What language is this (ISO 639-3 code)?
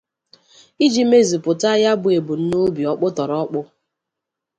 ibo